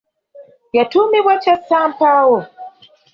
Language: Ganda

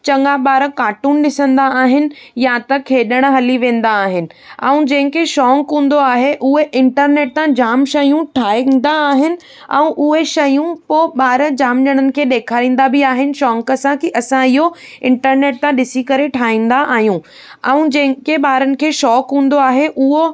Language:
Sindhi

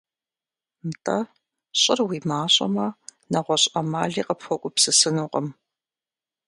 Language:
Kabardian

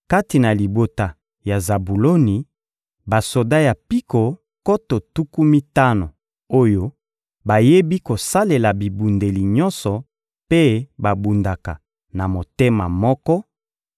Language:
Lingala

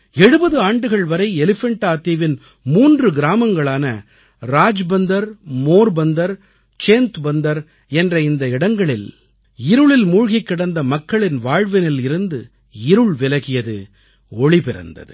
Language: Tamil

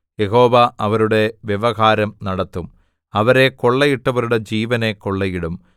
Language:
Malayalam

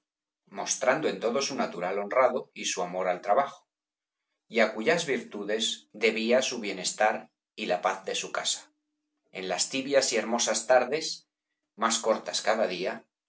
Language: Spanish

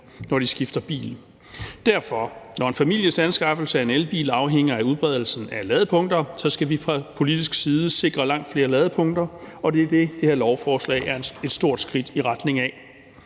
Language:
Danish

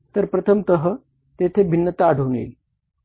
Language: Marathi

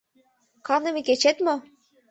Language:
Mari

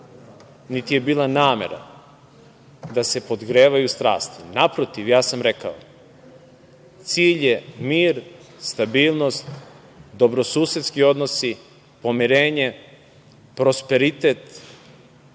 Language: Serbian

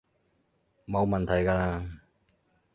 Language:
Cantonese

